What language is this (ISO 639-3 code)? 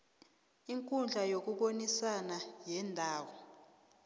nbl